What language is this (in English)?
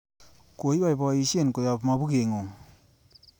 Kalenjin